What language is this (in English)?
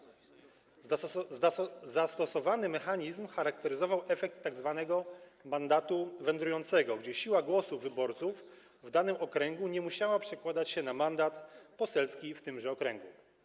Polish